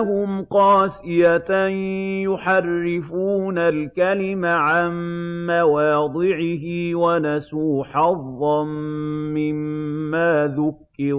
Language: Arabic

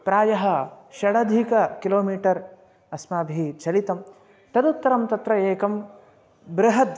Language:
Sanskrit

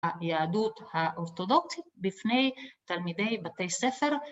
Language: Hebrew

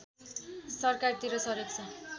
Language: Nepali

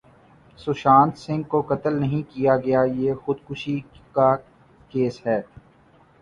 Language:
Urdu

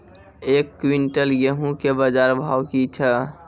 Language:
Maithili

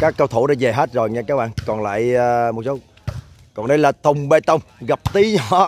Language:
Vietnamese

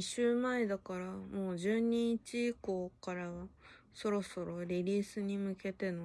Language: Japanese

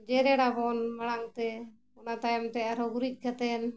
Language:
Santali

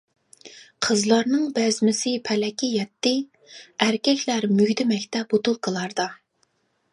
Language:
Uyghur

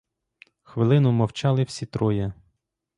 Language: Ukrainian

